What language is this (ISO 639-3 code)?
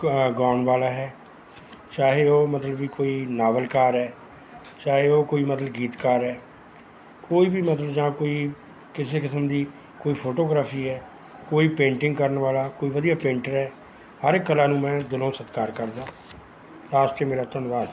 pan